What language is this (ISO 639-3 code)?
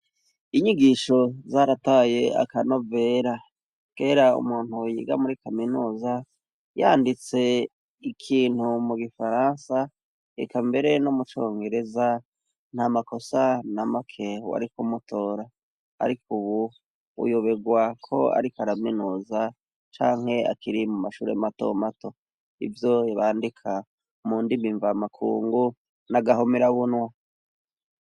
run